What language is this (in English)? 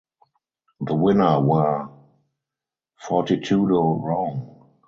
English